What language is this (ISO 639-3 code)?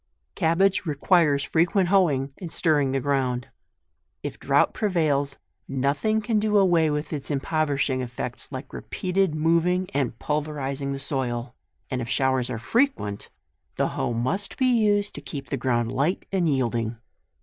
eng